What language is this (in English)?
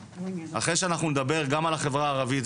Hebrew